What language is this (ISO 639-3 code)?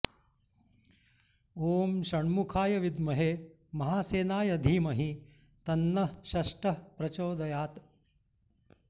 san